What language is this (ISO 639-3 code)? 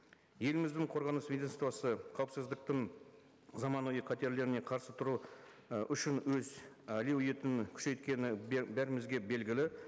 kaz